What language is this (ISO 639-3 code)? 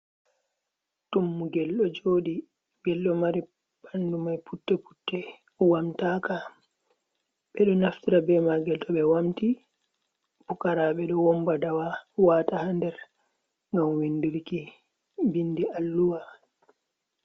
ful